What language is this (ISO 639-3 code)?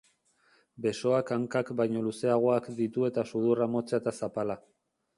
eus